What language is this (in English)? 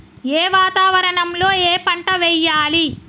Telugu